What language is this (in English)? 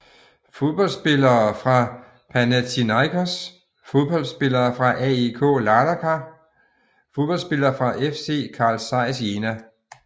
Danish